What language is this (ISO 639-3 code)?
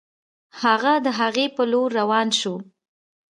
pus